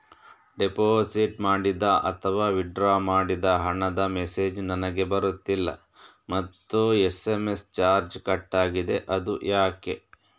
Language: Kannada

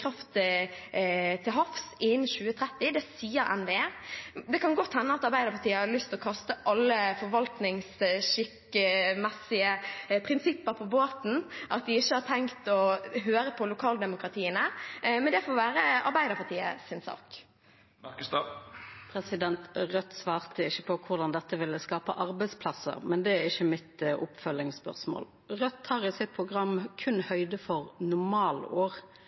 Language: Norwegian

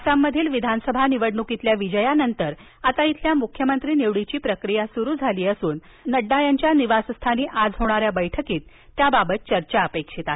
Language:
Marathi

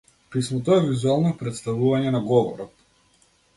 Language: Macedonian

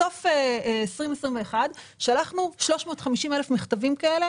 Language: Hebrew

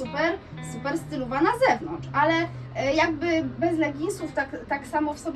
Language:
Polish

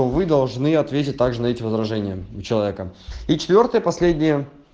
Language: Russian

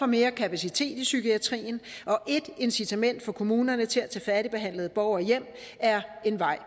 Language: Danish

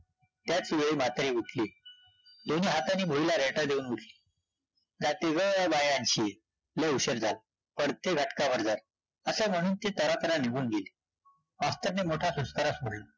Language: Marathi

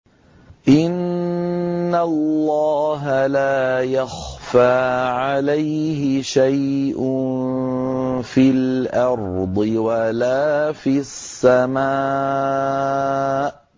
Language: Arabic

